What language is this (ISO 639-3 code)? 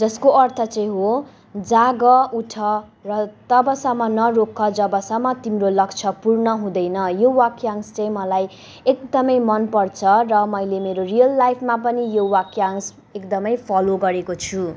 nep